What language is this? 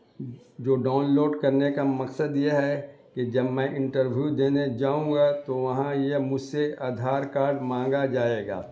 Urdu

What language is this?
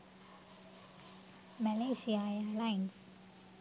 Sinhala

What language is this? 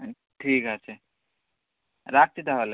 Bangla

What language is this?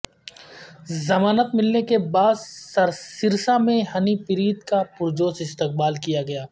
Urdu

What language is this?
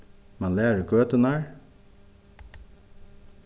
Faroese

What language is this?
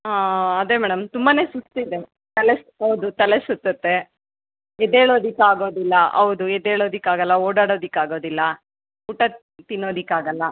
Kannada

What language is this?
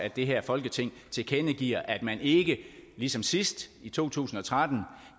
Danish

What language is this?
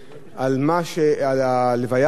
Hebrew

